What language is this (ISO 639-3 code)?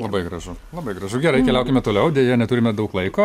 lit